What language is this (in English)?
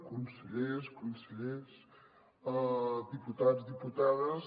Catalan